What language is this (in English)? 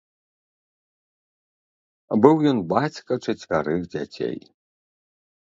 Belarusian